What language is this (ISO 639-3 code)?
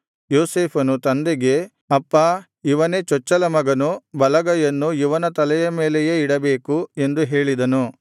kan